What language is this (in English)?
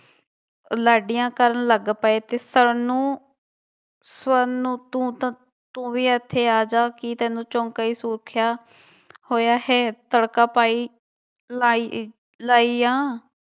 Punjabi